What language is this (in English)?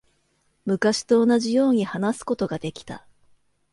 Japanese